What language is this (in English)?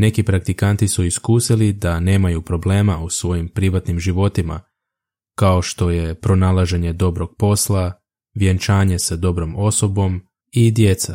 Croatian